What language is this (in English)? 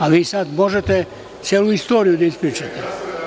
Serbian